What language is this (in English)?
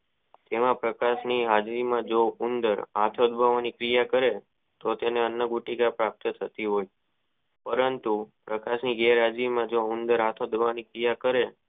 Gujarati